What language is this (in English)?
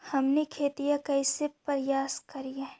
Magahi